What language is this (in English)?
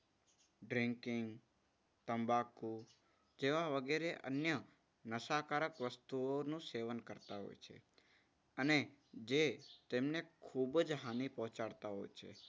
Gujarati